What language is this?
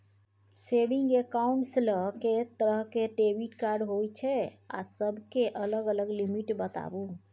Maithili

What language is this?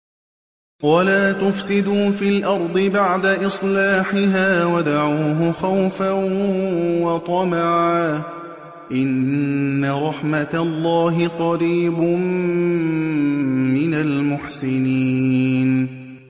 Arabic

